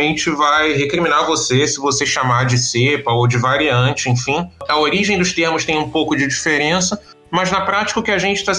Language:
Portuguese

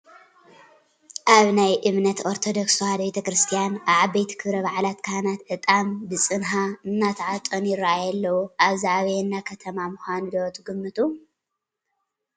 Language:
Tigrinya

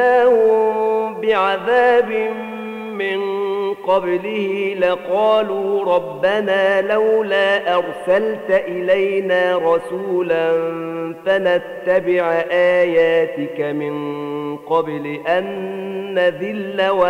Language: Arabic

